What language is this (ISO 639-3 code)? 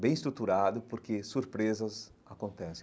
por